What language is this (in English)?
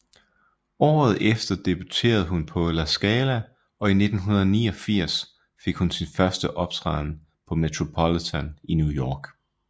Danish